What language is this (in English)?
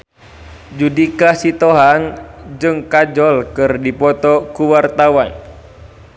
Sundanese